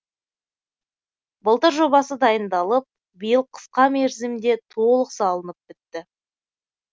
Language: Kazakh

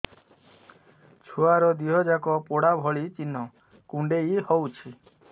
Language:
Odia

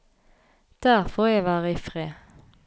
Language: Norwegian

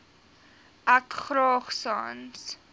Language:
Afrikaans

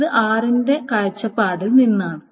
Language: Malayalam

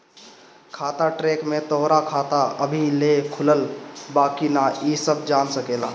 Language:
Bhojpuri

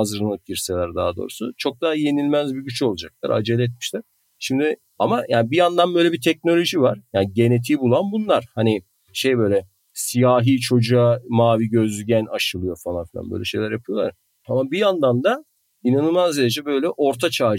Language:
Turkish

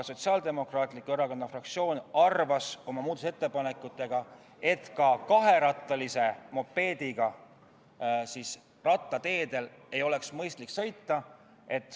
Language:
Estonian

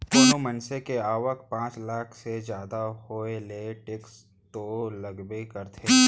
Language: Chhattisgarhi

